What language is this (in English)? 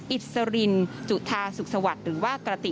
Thai